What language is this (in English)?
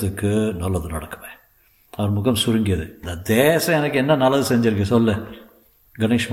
Tamil